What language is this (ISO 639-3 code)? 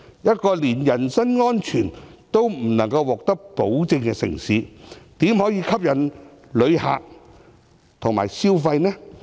yue